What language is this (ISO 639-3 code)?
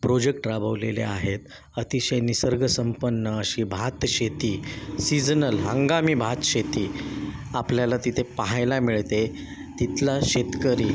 mar